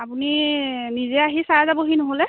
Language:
Assamese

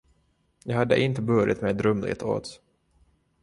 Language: Swedish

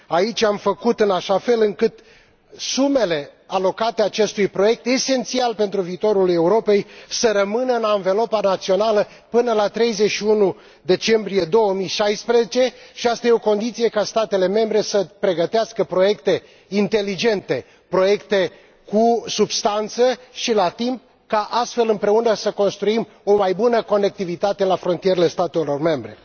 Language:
Romanian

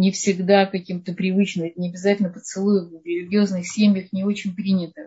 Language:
Russian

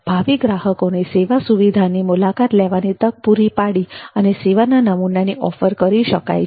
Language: Gujarati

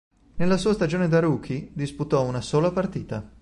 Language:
Italian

